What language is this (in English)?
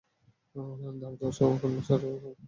Bangla